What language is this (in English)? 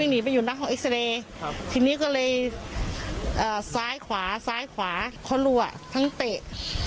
Thai